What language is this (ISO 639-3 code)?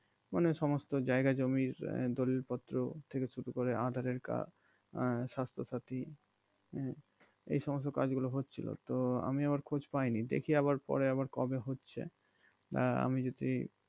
ben